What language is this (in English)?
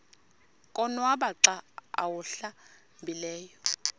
Xhosa